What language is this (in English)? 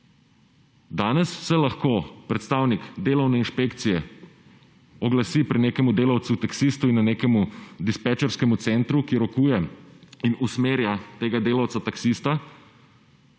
Slovenian